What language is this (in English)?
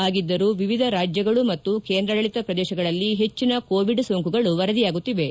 Kannada